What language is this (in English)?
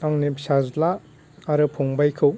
Bodo